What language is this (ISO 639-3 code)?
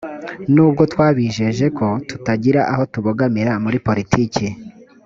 kin